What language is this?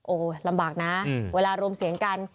Thai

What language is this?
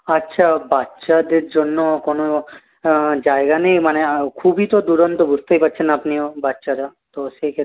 Bangla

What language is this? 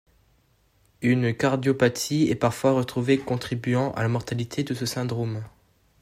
French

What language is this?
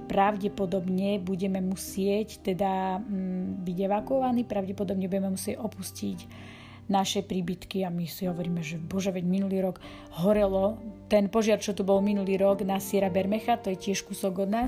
Slovak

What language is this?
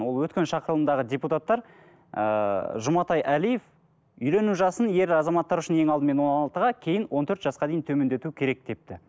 Kazakh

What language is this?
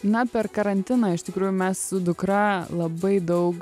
Lithuanian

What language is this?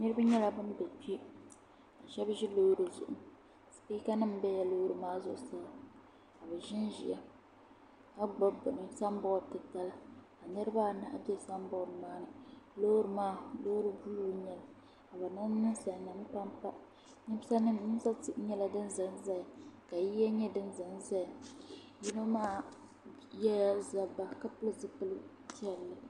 Dagbani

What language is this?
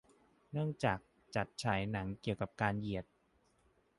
Thai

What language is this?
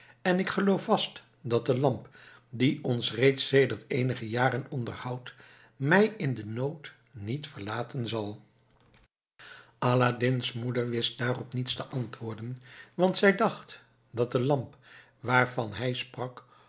Dutch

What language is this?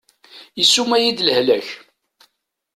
Kabyle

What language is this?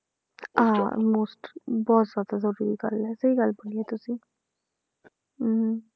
Punjabi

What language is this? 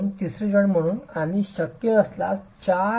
Marathi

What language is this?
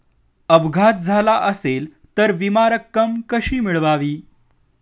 Marathi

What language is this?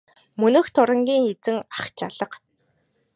Mongolian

